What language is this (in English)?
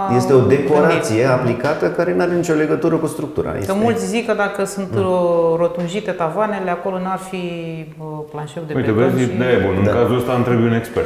Romanian